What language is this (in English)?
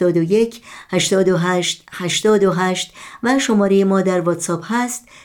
Persian